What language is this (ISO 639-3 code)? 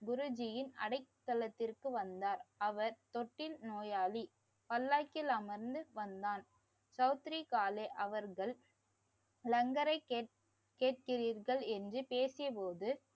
tam